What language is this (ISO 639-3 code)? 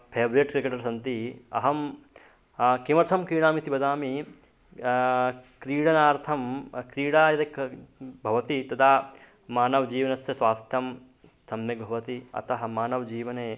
san